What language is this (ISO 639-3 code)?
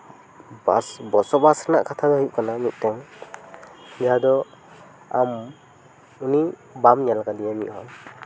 sat